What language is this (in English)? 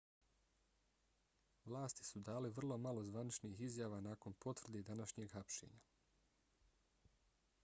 Bosnian